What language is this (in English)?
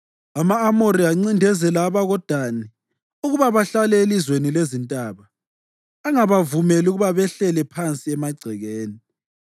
North Ndebele